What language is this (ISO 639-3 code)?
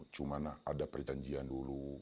ind